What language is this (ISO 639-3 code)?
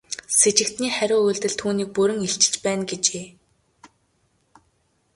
mon